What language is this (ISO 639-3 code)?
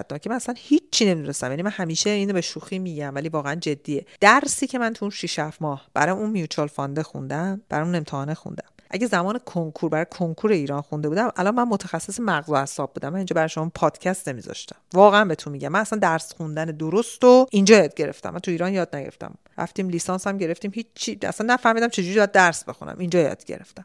fas